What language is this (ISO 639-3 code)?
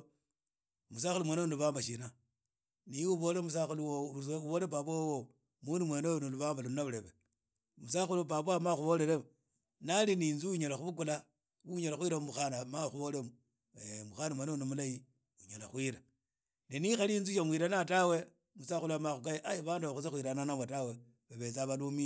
ida